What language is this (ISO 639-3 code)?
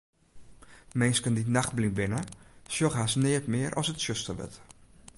fry